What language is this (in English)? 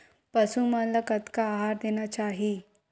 Chhattisgarhi